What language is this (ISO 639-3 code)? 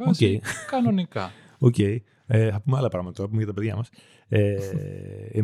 ell